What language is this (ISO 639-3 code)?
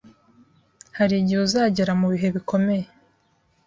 kin